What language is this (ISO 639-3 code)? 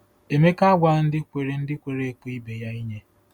ibo